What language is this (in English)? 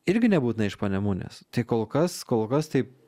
Lithuanian